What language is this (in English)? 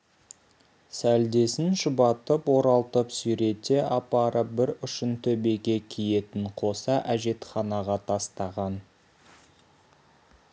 Kazakh